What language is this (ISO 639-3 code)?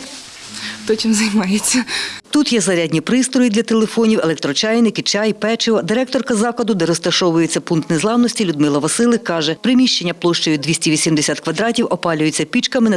ukr